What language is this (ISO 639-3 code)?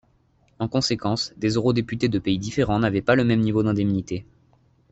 fra